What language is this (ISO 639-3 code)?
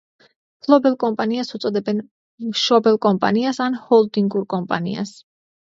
kat